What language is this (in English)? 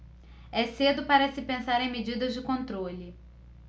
Portuguese